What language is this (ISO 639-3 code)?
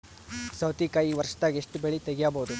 kan